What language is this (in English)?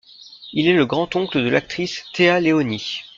French